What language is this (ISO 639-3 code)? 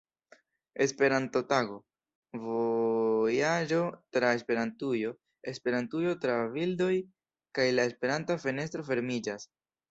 epo